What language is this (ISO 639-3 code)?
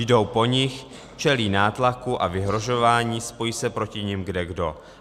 ces